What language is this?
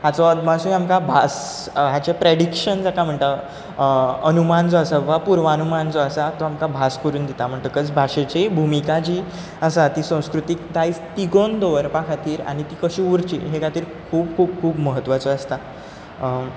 Konkani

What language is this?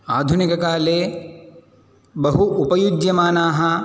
Sanskrit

